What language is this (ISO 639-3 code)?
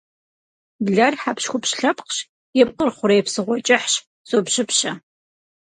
kbd